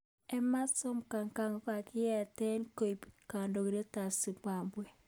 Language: Kalenjin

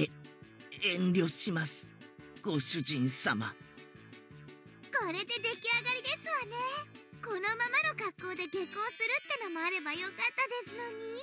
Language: Japanese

